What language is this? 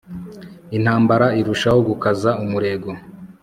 Kinyarwanda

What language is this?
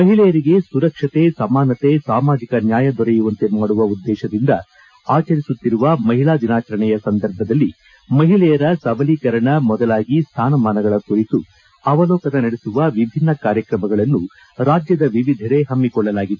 Kannada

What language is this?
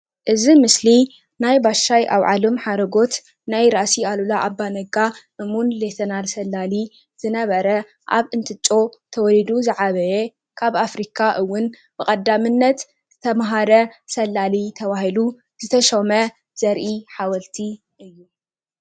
Tigrinya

